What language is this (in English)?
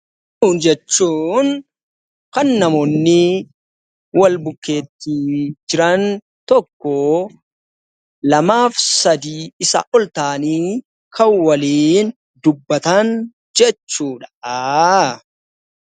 Oromo